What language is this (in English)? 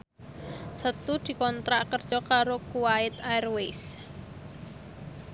Javanese